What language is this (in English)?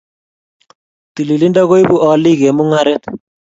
Kalenjin